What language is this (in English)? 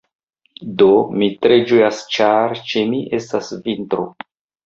Esperanto